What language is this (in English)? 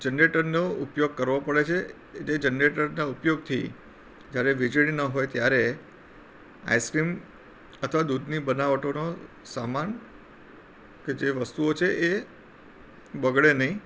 Gujarati